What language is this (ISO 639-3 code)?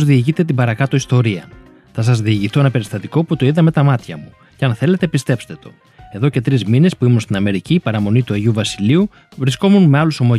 ell